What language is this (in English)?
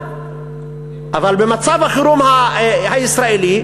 Hebrew